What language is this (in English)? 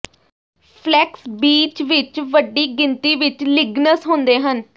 Punjabi